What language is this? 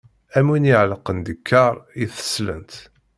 Kabyle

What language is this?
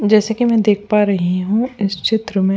Hindi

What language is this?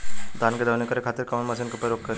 Bhojpuri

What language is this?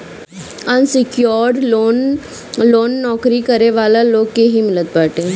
Bhojpuri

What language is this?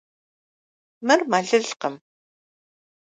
Kabardian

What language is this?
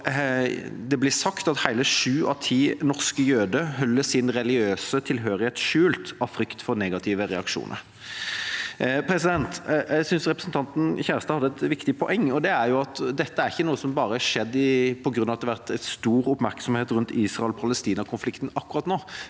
Norwegian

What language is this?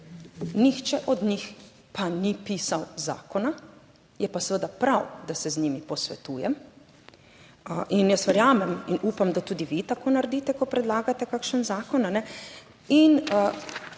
Slovenian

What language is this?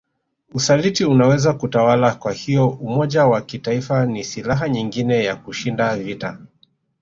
Swahili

